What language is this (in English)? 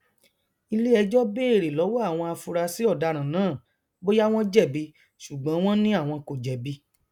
Yoruba